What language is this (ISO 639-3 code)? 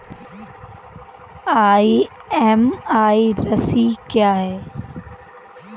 hin